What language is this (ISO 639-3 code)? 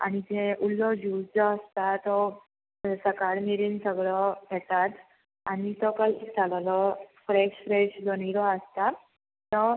kok